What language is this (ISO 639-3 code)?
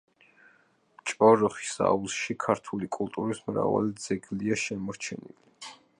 kat